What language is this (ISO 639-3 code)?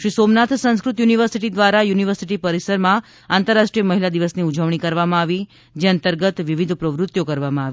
guj